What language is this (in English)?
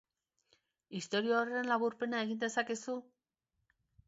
Basque